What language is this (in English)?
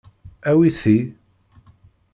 Kabyle